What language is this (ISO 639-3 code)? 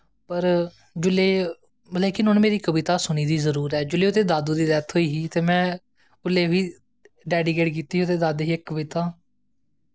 doi